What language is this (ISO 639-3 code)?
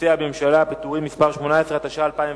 heb